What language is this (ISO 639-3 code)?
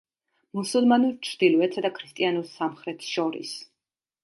kat